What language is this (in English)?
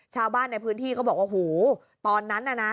Thai